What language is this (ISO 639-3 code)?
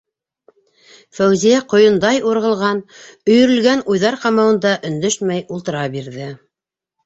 bak